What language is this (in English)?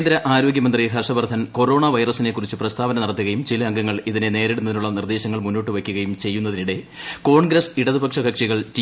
Malayalam